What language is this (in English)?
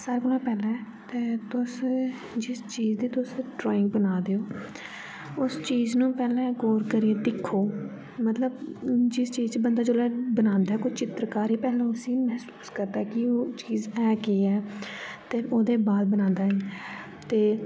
Dogri